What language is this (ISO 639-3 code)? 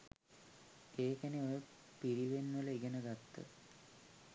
sin